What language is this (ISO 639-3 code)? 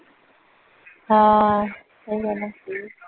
pan